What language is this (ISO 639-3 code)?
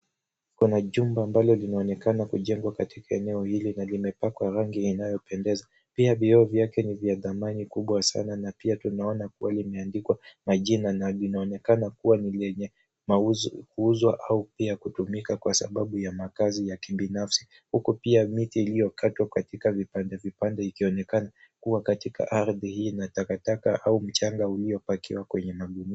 swa